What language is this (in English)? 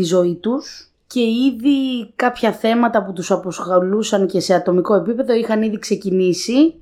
Greek